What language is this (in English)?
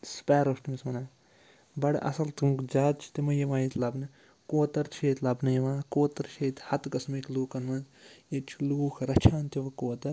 Kashmiri